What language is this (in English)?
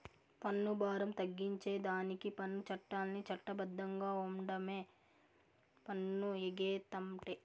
Telugu